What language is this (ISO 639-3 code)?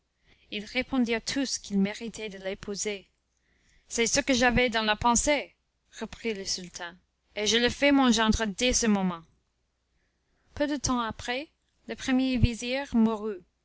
fra